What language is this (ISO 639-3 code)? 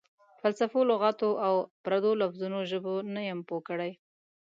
pus